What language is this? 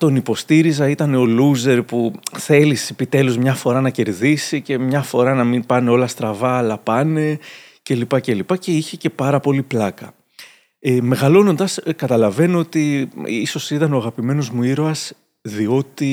Greek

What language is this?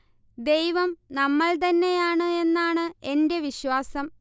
Malayalam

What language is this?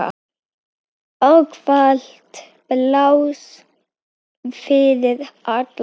Icelandic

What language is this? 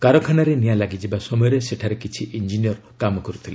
Odia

